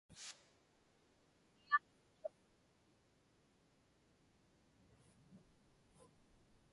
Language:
Inupiaq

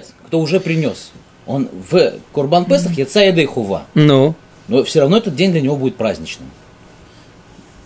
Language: Russian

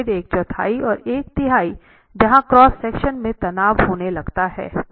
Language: Hindi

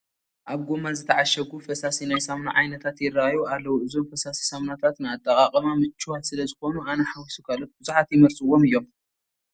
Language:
Tigrinya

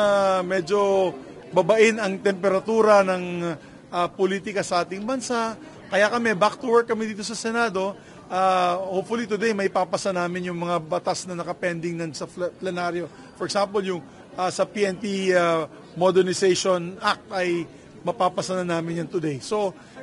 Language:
Filipino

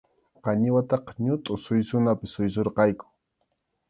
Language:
Arequipa-La Unión Quechua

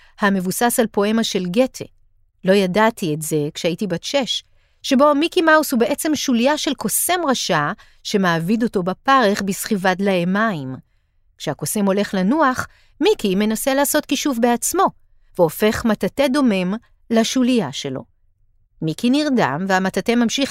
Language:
Hebrew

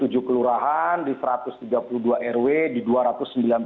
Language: Indonesian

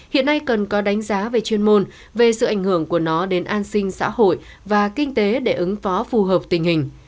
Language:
Vietnamese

